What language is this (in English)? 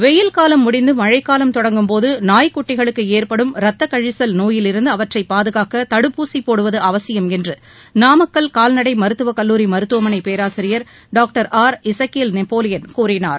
Tamil